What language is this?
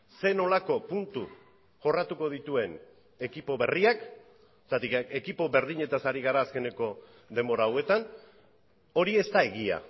Basque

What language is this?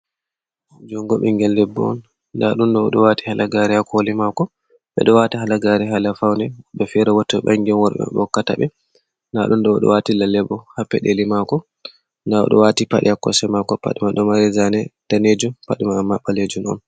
Fula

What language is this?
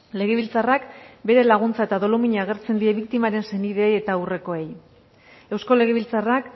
Basque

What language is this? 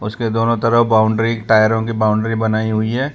Hindi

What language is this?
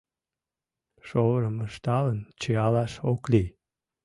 Mari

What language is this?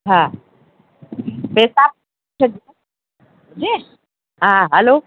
Sindhi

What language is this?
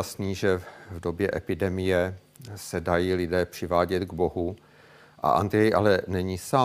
Czech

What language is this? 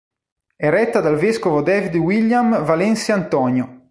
Italian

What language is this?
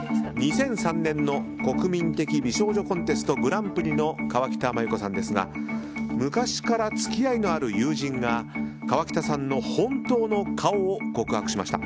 Japanese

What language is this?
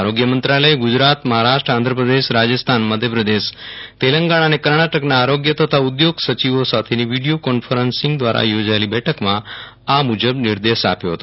Gujarati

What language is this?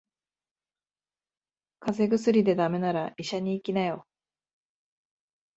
Japanese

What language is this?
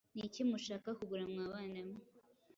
Kinyarwanda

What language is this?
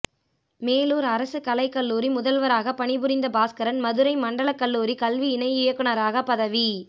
Tamil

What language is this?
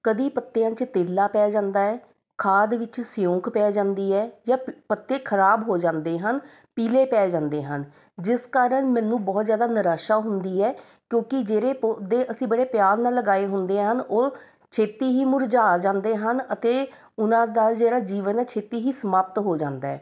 Punjabi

